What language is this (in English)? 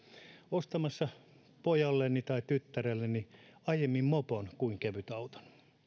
Finnish